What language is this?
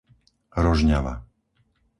Slovak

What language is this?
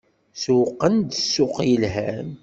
Kabyle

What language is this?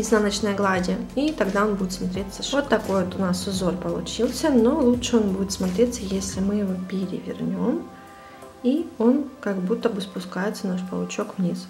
Russian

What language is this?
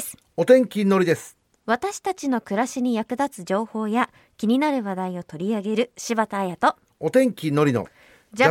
Japanese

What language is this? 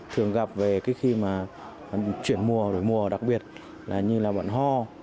Vietnamese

